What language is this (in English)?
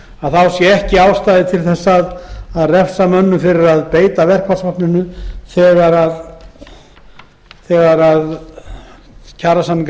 Icelandic